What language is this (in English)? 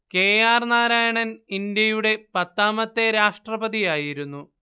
Malayalam